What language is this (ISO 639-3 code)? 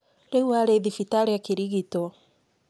kik